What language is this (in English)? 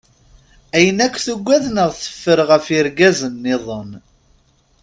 Kabyle